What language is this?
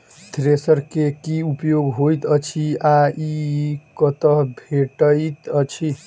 Maithili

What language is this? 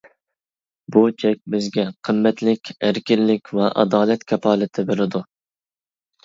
Uyghur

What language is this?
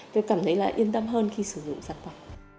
Vietnamese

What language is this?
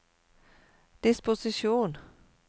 Norwegian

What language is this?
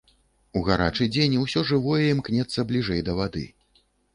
Belarusian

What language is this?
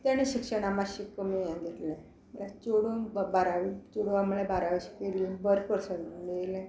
Konkani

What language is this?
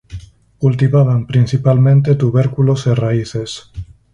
Galician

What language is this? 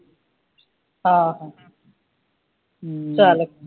Punjabi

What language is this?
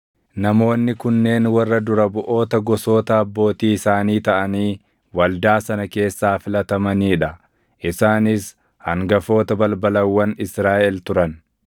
Oromo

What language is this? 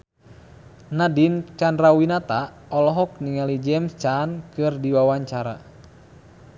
Sundanese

